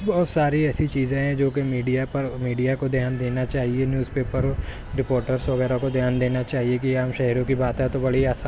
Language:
Urdu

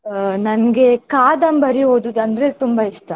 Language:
Kannada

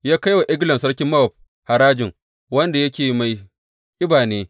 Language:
Hausa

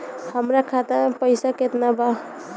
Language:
Bhojpuri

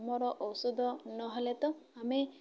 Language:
Odia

